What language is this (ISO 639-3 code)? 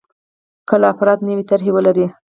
pus